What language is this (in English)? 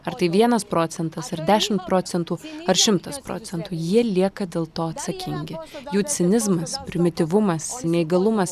Lithuanian